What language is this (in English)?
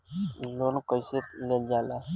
Bhojpuri